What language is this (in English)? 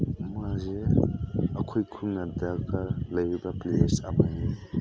Manipuri